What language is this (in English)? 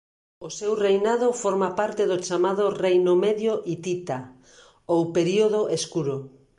Galician